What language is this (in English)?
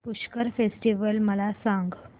Marathi